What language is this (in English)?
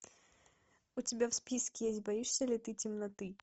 Russian